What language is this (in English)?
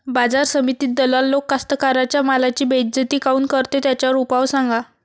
Marathi